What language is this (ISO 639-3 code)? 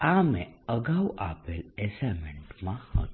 guj